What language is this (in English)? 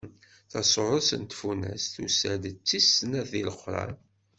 Kabyle